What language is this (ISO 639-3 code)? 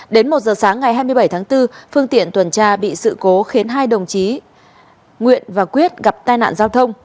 vie